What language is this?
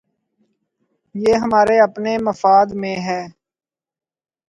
Urdu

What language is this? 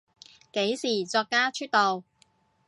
Cantonese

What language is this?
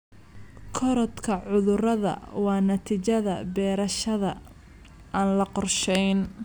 Somali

